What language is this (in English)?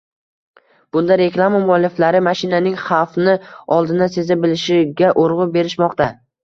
Uzbek